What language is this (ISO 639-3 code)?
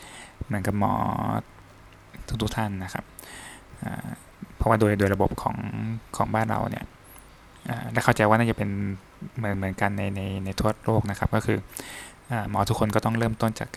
tha